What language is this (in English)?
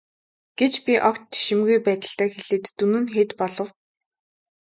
Mongolian